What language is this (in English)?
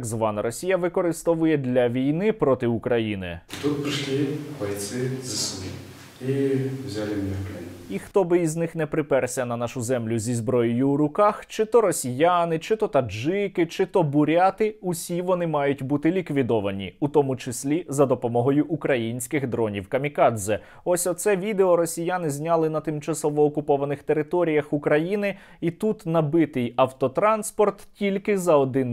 Ukrainian